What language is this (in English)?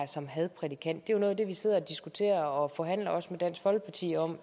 Danish